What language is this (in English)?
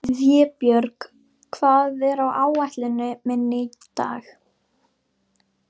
Icelandic